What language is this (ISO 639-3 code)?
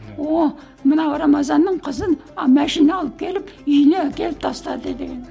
kaz